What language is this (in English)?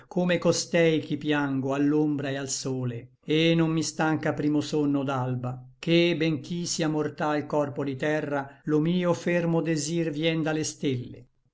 Italian